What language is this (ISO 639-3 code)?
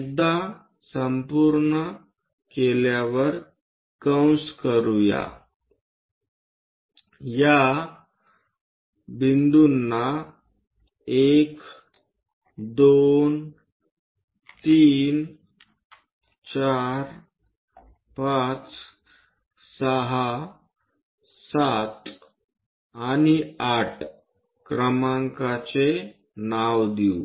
mar